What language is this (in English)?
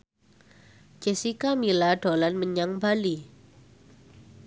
Javanese